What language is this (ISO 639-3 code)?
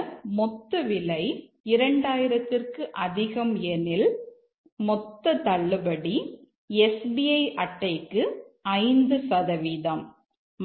tam